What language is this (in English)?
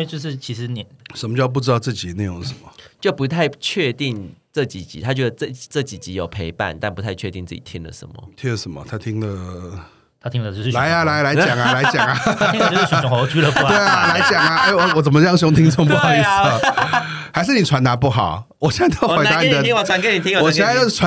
Chinese